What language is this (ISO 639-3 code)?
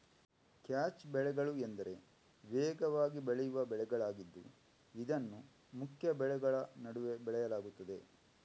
kan